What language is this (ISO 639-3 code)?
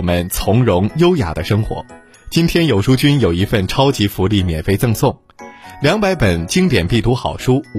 zho